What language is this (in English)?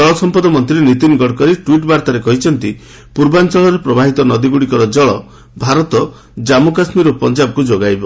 Odia